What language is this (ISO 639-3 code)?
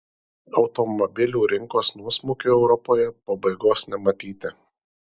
lit